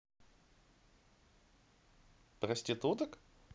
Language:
Russian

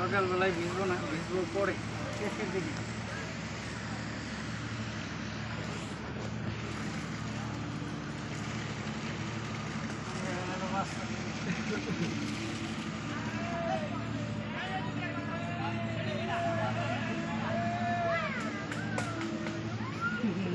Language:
Bangla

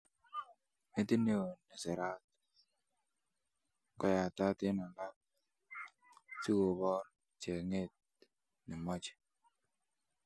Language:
Kalenjin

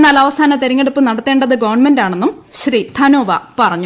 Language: Malayalam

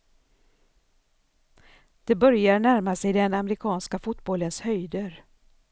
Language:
Swedish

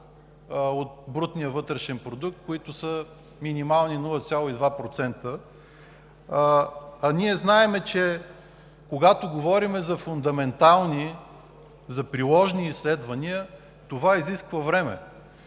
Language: Bulgarian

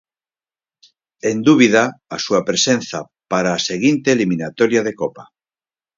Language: Galician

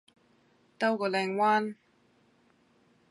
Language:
Cantonese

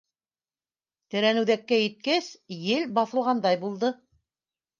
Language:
Bashkir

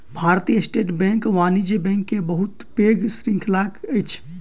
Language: Maithili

